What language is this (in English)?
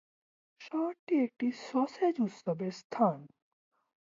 Bangla